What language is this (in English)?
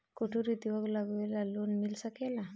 Bhojpuri